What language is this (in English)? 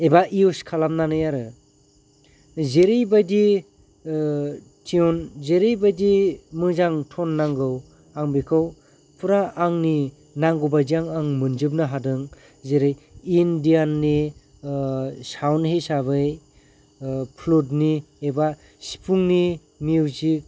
Bodo